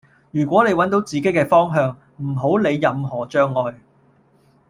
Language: Cantonese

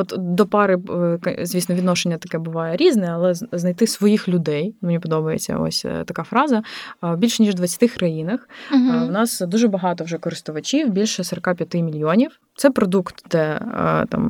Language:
Ukrainian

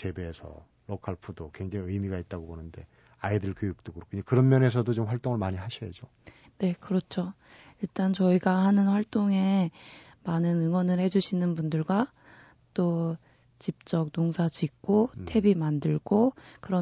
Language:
Korean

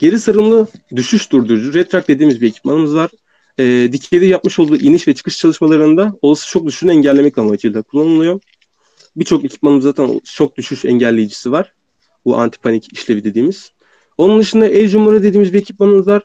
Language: Turkish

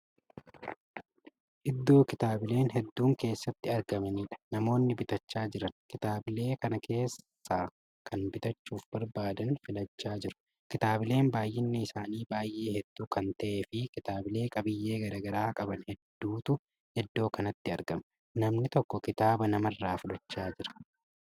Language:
Oromo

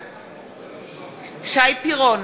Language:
Hebrew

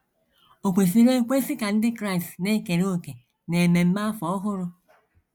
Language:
Igbo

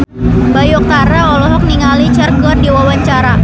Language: Sundanese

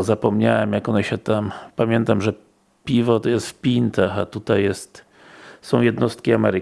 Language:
Polish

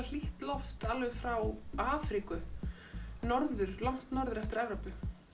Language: Icelandic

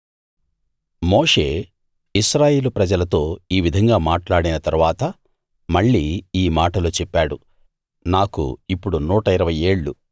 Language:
Telugu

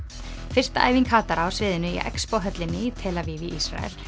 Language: Icelandic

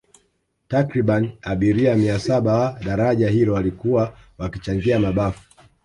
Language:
Swahili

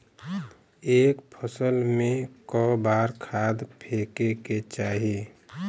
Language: Bhojpuri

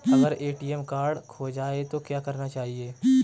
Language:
Hindi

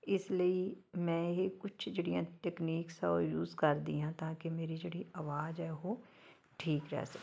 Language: Punjabi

